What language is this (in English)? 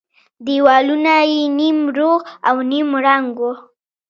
Pashto